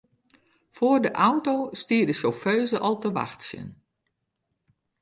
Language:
Western Frisian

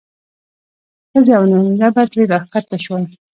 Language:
Pashto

